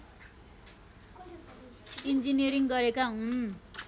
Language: Nepali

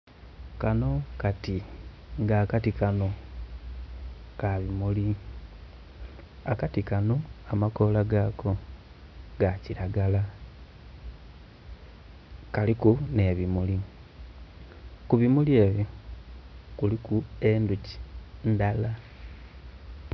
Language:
Soga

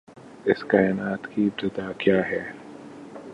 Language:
Urdu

